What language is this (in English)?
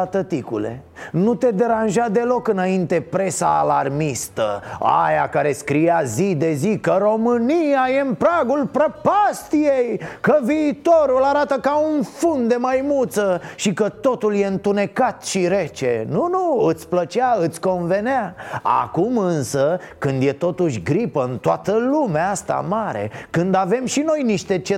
Romanian